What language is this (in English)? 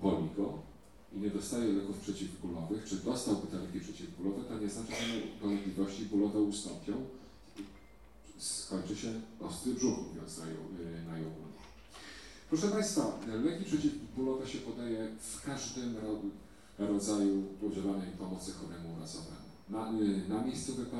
Polish